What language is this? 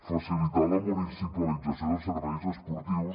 Catalan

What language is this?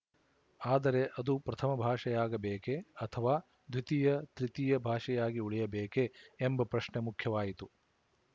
Kannada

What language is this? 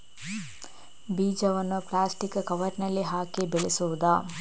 Kannada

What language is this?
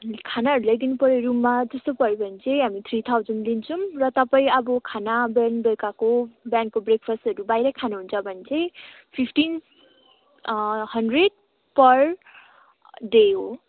Nepali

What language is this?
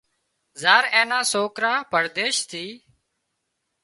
Wadiyara Koli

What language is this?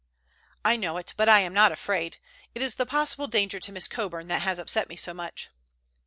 English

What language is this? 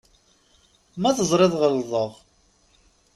Kabyle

